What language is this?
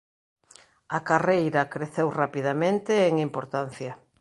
Galician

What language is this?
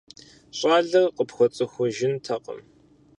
Kabardian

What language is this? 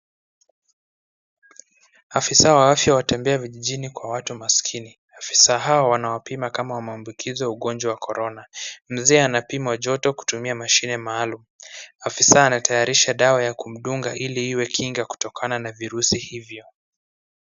Swahili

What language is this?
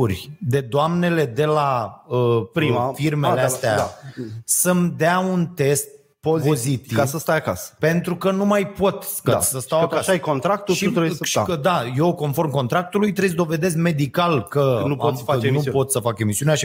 Romanian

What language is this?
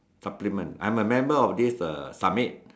English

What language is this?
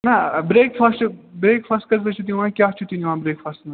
Kashmiri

